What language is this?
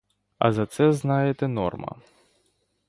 Ukrainian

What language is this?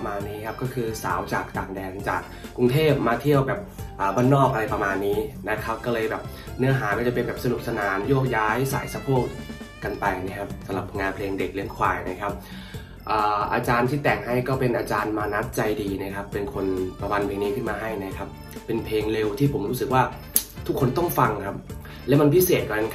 Thai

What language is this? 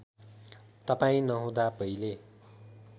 Nepali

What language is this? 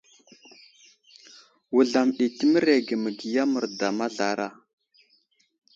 Wuzlam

